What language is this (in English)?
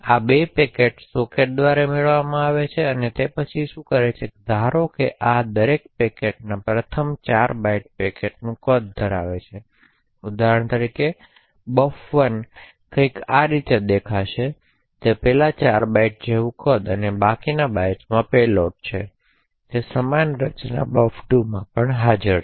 Gujarati